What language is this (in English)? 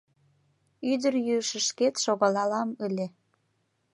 Mari